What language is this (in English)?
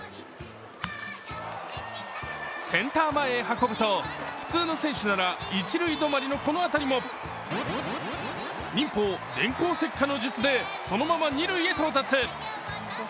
Japanese